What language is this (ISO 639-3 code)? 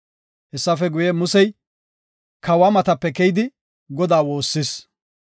gof